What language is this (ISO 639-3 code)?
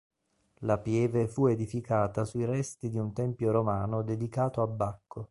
ita